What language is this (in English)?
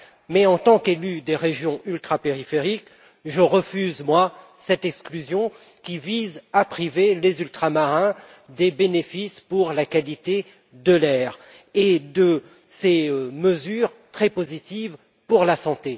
French